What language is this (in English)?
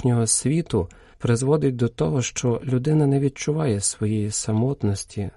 Ukrainian